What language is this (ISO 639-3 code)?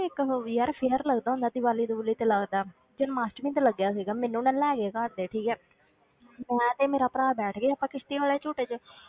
pan